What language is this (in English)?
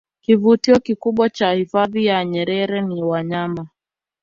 Swahili